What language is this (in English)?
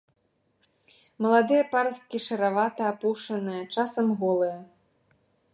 Belarusian